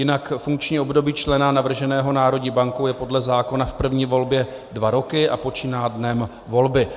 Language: Czech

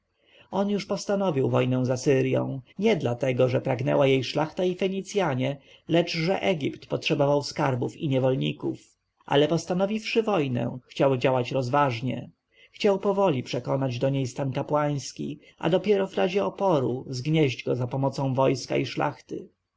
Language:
Polish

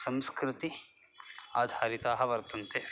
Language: Sanskrit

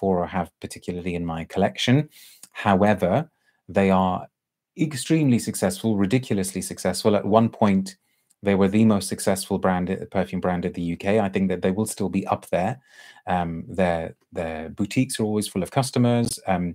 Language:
English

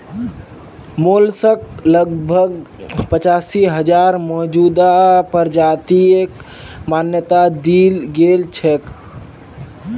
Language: Magahi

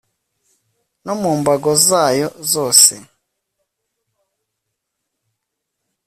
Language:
Kinyarwanda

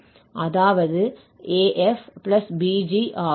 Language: Tamil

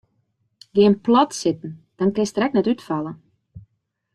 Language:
Western Frisian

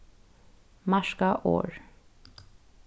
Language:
Faroese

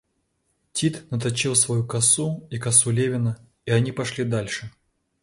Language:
Russian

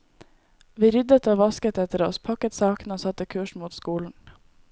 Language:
Norwegian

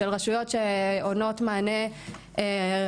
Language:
Hebrew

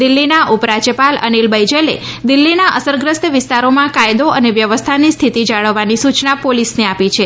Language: Gujarati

